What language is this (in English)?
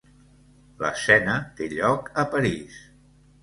Catalan